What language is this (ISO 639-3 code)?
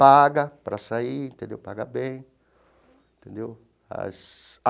por